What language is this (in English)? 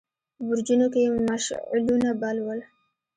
Pashto